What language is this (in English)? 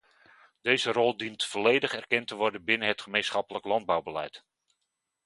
Dutch